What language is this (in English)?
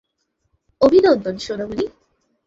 Bangla